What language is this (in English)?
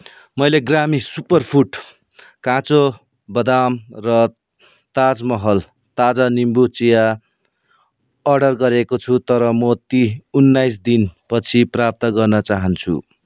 Nepali